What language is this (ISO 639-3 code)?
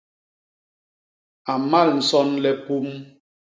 bas